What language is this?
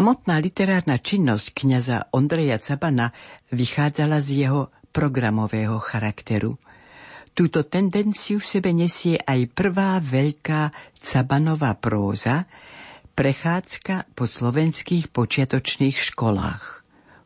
Slovak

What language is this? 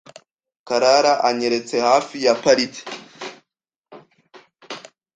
Kinyarwanda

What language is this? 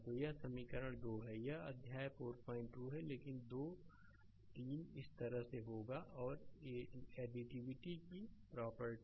Hindi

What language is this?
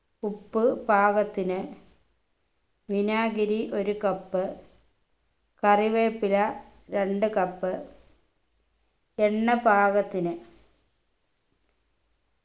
Malayalam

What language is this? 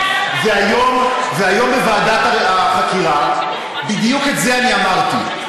Hebrew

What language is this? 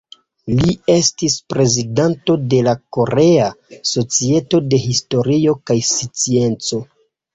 Esperanto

